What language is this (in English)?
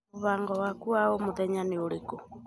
Kikuyu